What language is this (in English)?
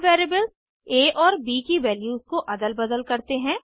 Hindi